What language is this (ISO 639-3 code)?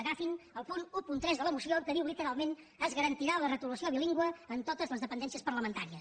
cat